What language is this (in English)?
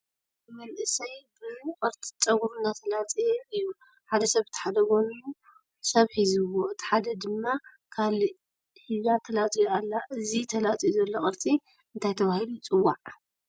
Tigrinya